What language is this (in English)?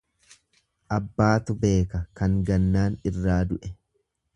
Oromo